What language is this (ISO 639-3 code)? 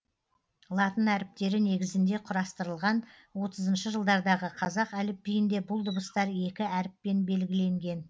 kaz